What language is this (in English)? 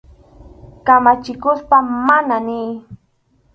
Arequipa-La Unión Quechua